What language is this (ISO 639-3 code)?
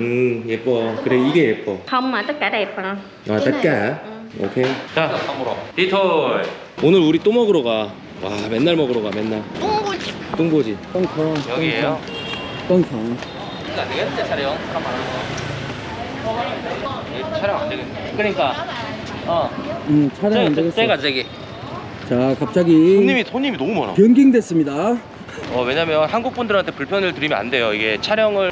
kor